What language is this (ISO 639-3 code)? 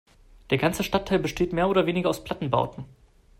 deu